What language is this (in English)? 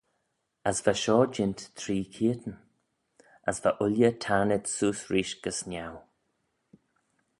Manx